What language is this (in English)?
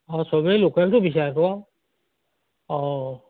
Assamese